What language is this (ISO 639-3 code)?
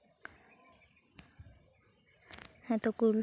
sat